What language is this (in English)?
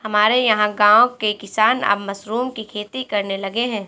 Hindi